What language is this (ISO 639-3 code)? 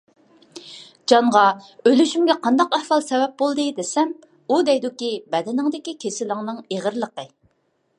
uig